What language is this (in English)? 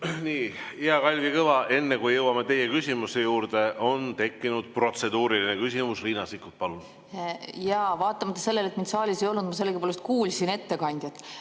Estonian